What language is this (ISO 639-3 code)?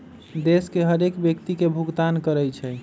mag